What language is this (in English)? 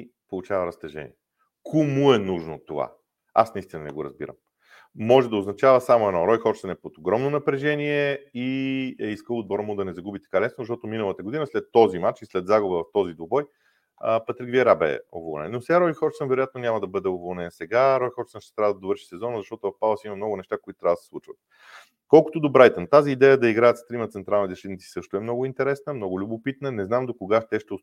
Bulgarian